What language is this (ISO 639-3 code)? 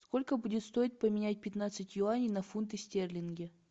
rus